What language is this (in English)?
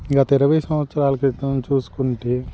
Telugu